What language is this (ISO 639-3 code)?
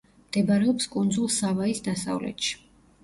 kat